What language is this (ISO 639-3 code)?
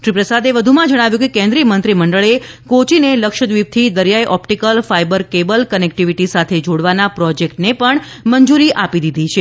guj